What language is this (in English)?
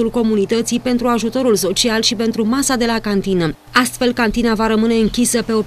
Romanian